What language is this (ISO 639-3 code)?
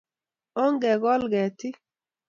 kln